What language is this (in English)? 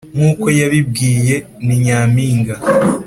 Kinyarwanda